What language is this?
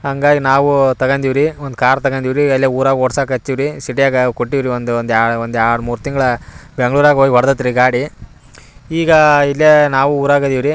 Kannada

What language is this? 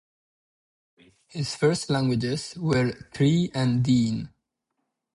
English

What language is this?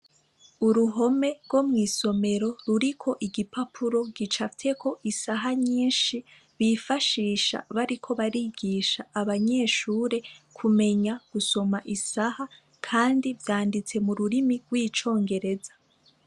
Rundi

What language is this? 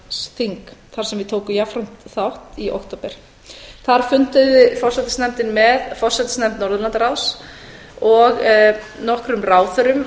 Icelandic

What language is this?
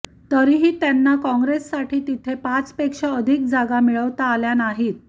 Marathi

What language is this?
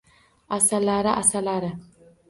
Uzbek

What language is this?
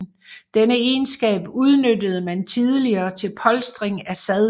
Danish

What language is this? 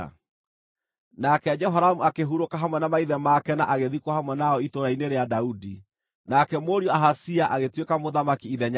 Kikuyu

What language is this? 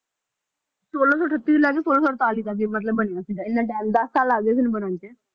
Punjabi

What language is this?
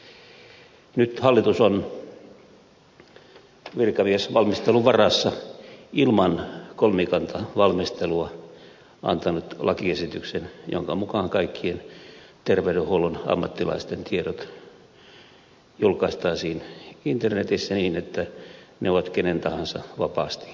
Finnish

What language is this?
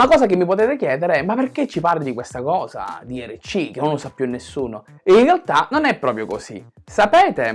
Italian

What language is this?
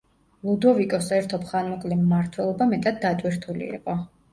Georgian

